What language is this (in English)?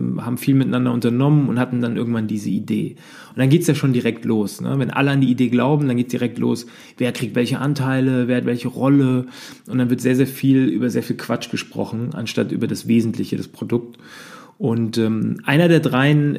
German